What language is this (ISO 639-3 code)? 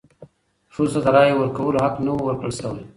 pus